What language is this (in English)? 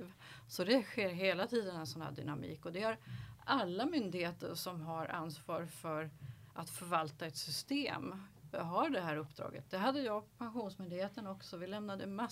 Swedish